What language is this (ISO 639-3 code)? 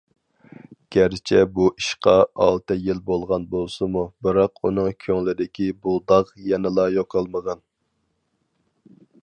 uig